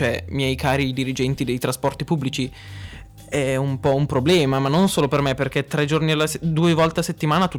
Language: Italian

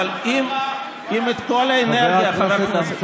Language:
Hebrew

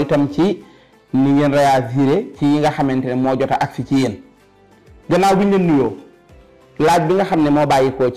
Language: Arabic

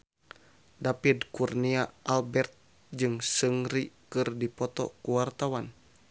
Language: Sundanese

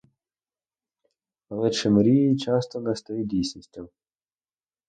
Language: Ukrainian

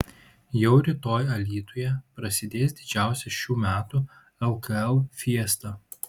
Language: Lithuanian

